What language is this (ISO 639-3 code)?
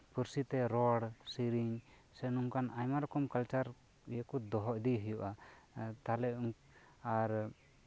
sat